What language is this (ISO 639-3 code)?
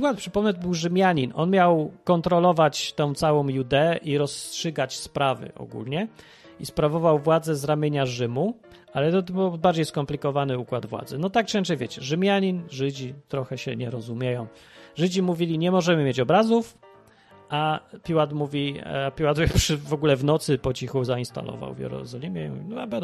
pol